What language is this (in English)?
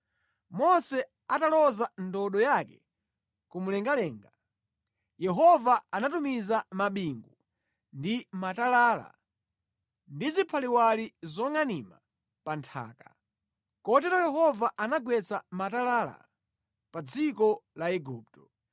Nyanja